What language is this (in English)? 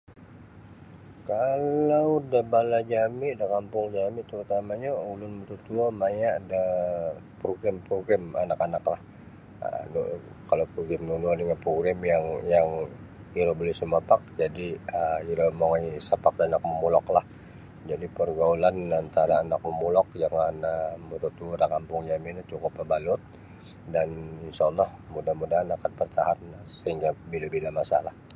Sabah Bisaya